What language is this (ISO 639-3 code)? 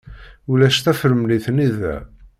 kab